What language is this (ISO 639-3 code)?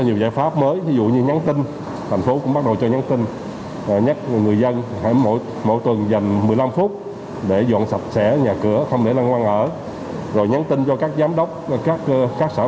vie